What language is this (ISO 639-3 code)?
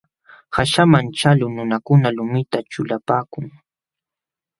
qxw